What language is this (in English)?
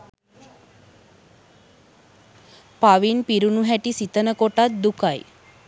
Sinhala